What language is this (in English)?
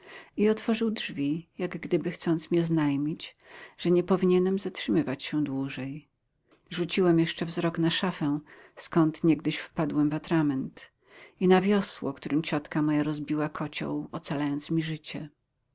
Polish